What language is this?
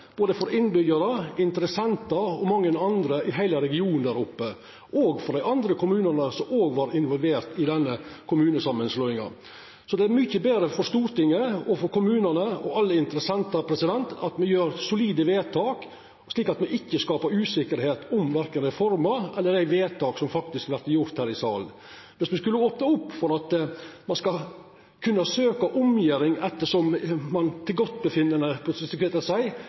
Norwegian Nynorsk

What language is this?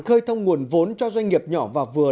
Vietnamese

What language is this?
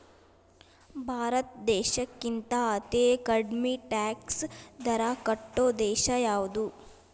Kannada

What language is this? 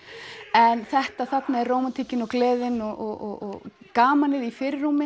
Icelandic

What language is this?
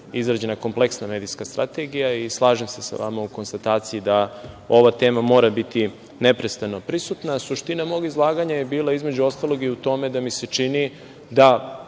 Serbian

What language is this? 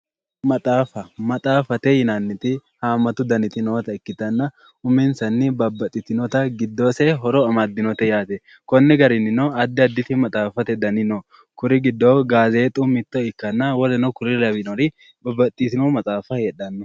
Sidamo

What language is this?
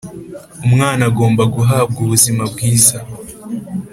Kinyarwanda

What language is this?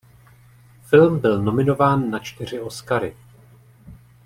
Czech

